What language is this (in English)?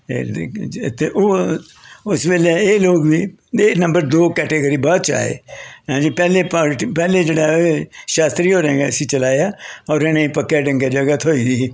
Dogri